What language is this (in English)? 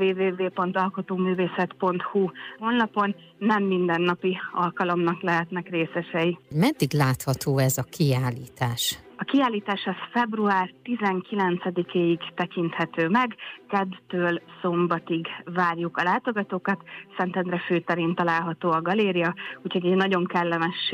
Hungarian